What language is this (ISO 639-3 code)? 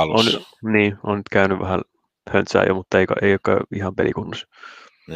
fin